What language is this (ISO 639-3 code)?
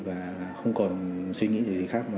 vie